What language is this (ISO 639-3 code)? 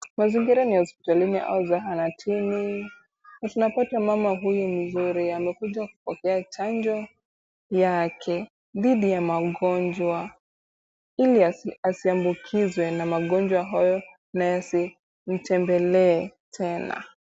swa